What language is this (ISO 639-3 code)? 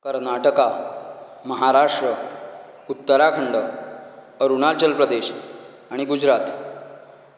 kok